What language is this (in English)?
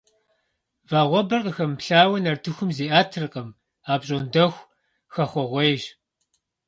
Kabardian